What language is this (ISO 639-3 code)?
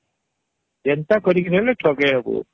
ori